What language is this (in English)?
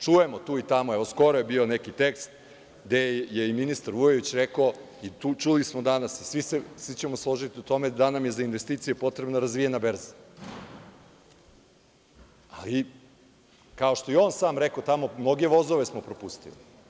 Serbian